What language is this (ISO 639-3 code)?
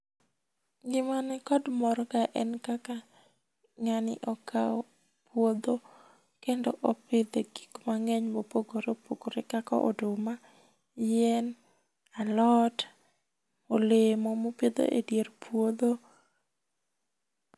luo